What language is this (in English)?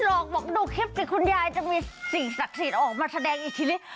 Thai